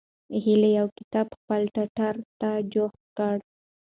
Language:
Pashto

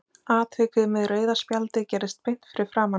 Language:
Icelandic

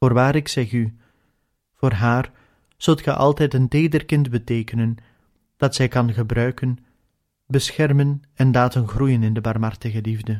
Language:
Dutch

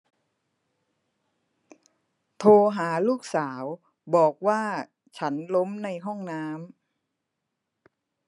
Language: Thai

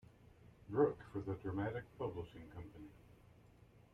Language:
English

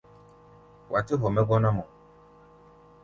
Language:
Gbaya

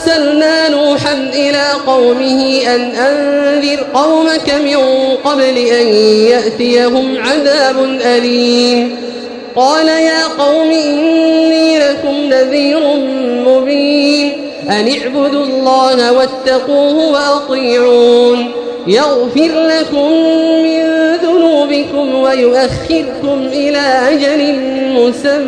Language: Arabic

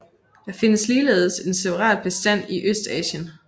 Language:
Danish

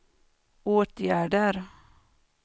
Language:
Swedish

